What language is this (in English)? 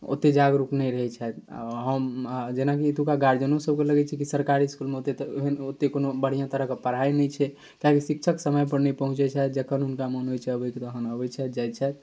Maithili